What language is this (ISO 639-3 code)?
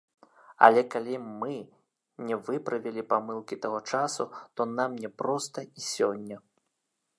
bel